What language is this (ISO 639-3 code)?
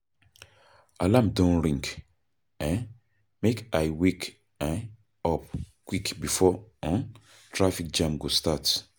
pcm